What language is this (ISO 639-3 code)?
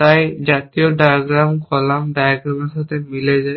ben